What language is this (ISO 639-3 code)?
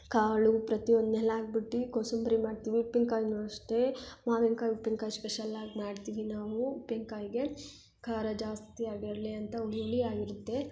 kan